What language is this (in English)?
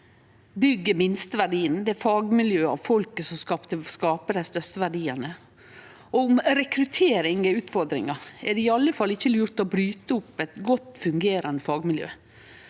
Norwegian